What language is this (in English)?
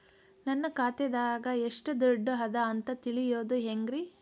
Kannada